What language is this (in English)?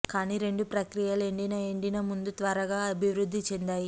Telugu